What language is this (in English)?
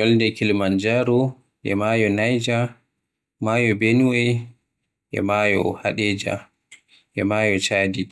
Western Niger Fulfulde